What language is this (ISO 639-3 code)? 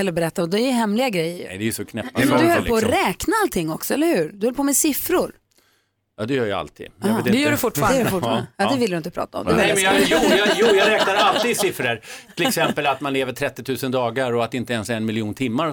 swe